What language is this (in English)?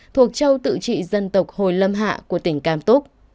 Vietnamese